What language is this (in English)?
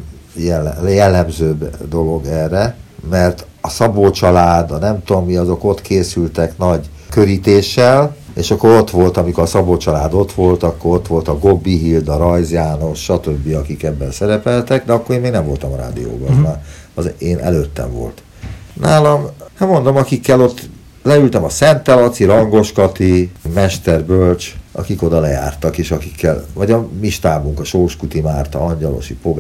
Hungarian